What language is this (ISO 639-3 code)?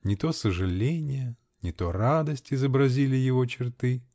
rus